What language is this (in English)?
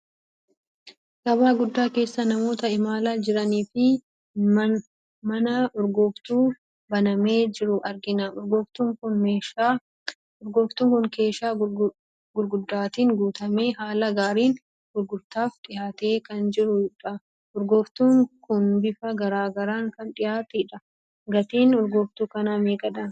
Oromo